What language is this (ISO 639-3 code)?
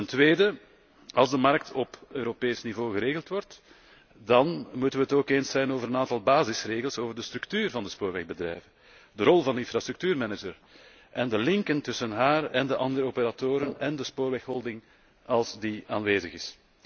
nld